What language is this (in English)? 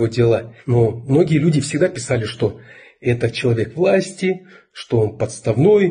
Russian